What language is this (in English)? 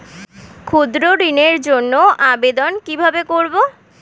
Bangla